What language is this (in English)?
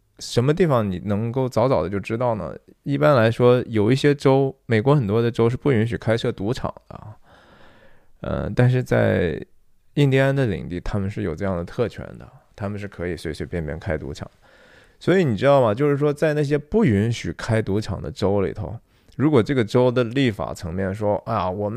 Chinese